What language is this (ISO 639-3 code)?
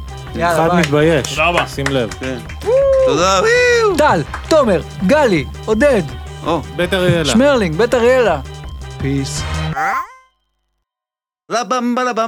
heb